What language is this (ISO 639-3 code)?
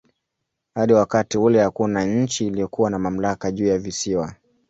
swa